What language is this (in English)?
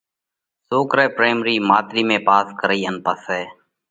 Parkari Koli